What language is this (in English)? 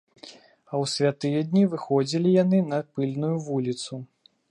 Belarusian